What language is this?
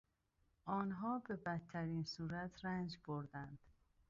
Persian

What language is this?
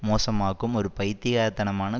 Tamil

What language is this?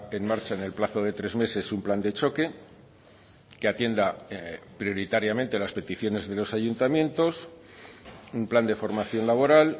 Spanish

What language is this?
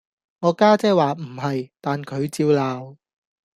Cantonese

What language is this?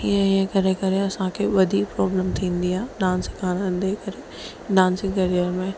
Sindhi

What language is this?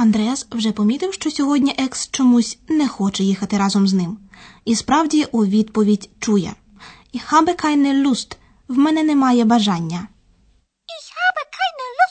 Ukrainian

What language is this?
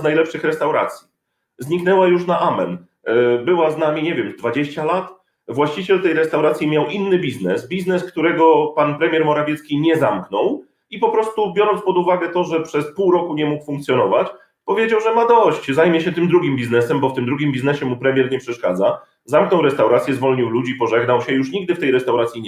Polish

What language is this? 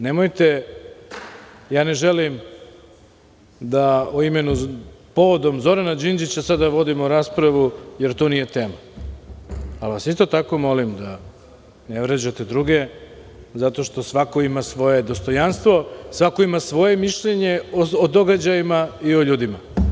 Serbian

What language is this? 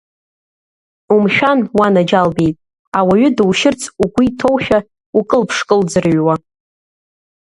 Abkhazian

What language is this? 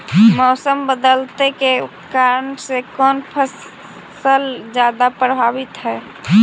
Magahi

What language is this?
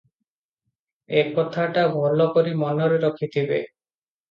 Odia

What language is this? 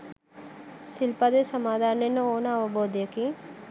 Sinhala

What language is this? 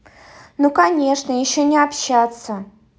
Russian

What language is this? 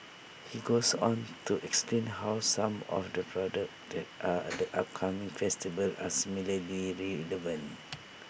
English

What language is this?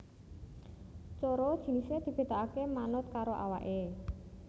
Javanese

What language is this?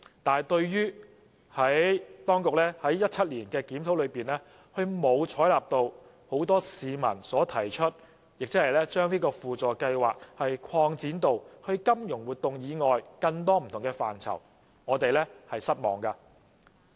Cantonese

